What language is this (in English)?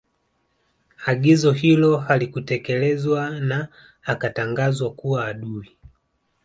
Swahili